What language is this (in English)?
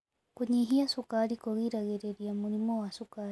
Kikuyu